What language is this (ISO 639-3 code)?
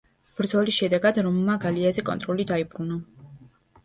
kat